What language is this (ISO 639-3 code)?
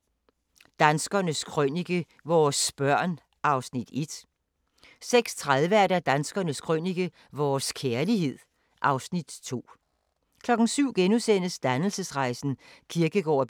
dan